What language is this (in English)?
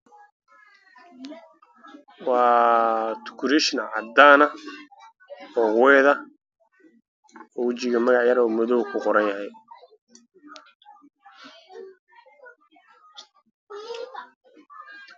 Somali